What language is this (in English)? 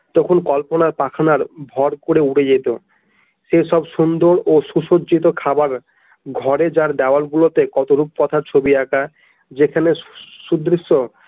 Bangla